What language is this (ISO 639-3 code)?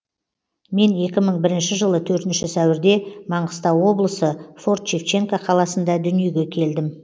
kaz